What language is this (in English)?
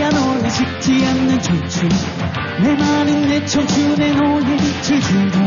Korean